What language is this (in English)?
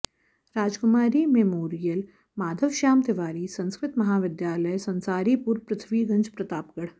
Sanskrit